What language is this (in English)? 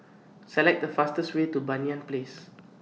English